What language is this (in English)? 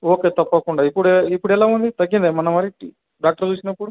Telugu